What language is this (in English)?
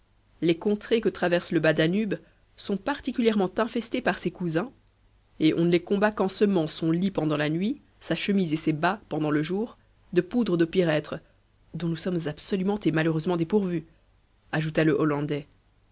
French